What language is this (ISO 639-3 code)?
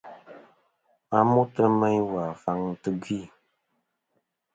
bkm